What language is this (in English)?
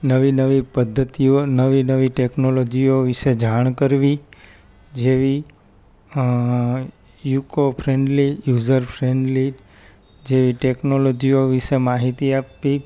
Gujarati